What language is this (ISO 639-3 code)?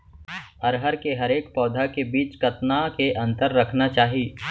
hne